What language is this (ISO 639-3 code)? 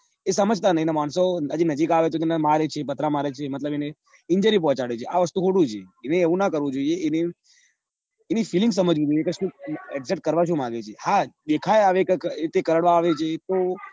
guj